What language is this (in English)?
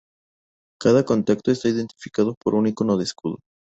Spanish